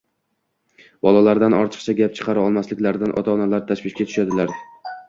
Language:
Uzbek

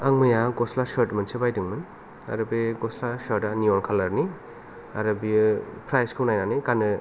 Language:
Bodo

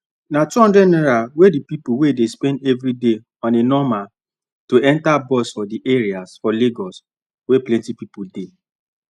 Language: Nigerian Pidgin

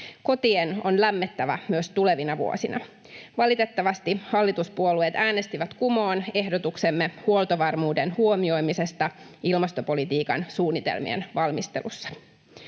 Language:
Finnish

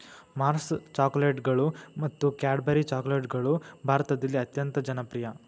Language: Kannada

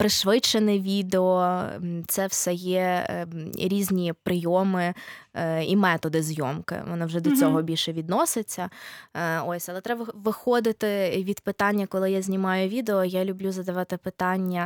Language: Ukrainian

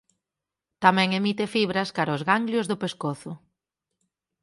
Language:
Galician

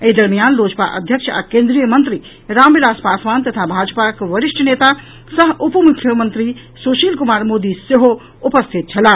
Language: Maithili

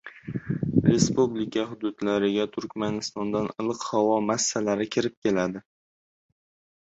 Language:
Uzbek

